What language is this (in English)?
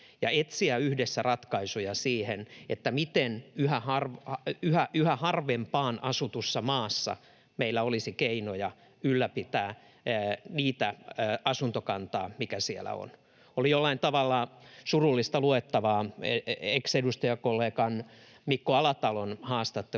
Finnish